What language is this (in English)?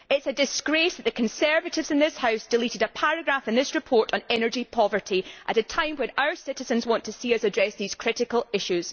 English